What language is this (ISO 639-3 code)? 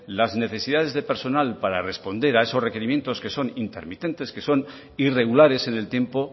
spa